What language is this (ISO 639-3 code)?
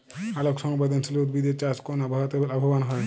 ben